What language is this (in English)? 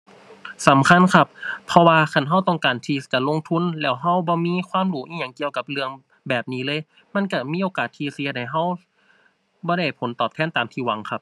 Thai